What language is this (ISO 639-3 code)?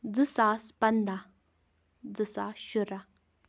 kas